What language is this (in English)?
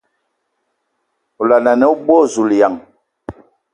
Ewondo